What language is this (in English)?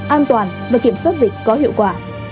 Vietnamese